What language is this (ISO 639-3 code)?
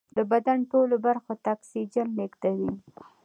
pus